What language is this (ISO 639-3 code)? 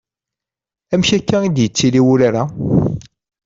kab